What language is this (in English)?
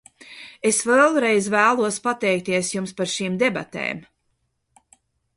Latvian